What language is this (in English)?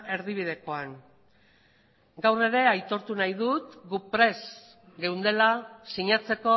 Basque